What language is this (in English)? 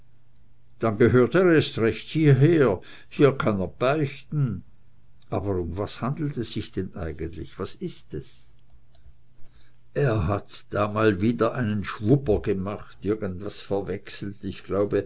German